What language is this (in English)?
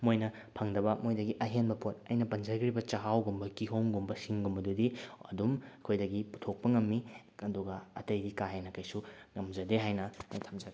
Manipuri